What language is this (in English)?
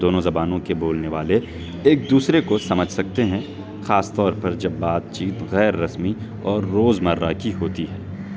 Urdu